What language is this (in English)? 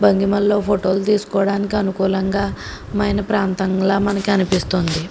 Telugu